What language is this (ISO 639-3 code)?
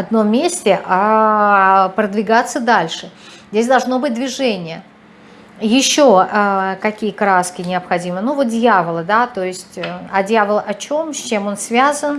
rus